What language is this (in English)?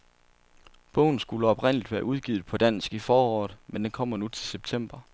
Danish